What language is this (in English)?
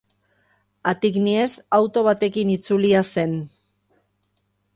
Basque